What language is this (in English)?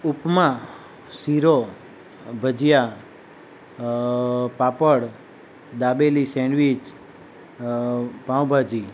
Gujarati